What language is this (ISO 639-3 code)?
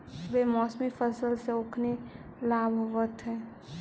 mag